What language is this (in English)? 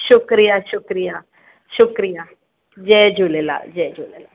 Sindhi